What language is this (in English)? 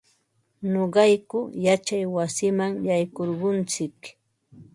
Ambo-Pasco Quechua